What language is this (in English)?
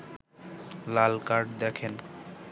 Bangla